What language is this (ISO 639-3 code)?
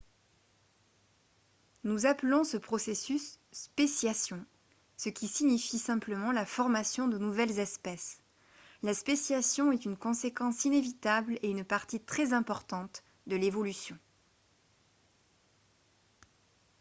fra